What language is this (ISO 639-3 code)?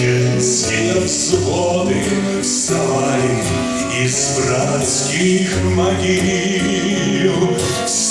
rus